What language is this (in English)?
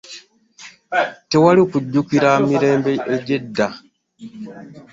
Ganda